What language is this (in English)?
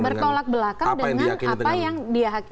Indonesian